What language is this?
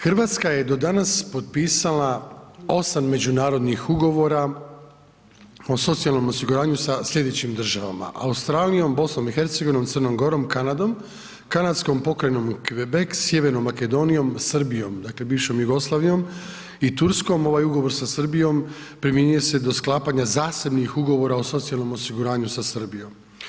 Croatian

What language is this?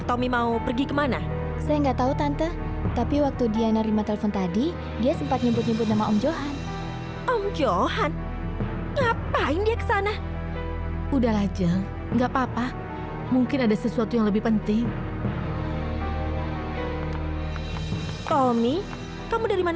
Indonesian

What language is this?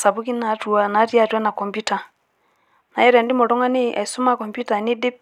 Masai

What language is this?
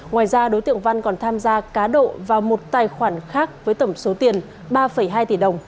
Vietnamese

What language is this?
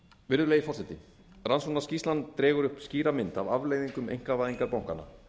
Icelandic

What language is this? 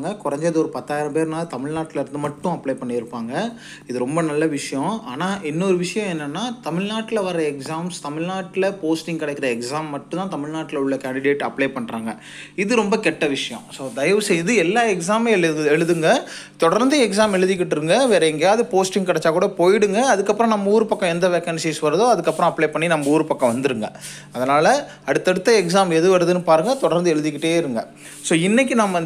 Tamil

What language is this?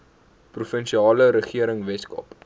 Afrikaans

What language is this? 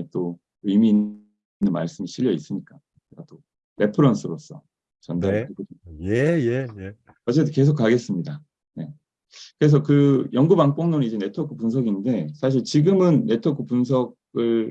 Korean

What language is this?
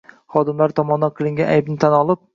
Uzbek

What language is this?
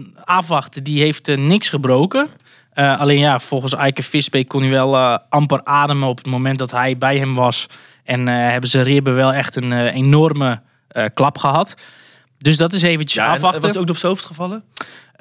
Dutch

